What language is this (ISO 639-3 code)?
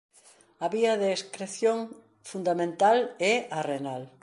glg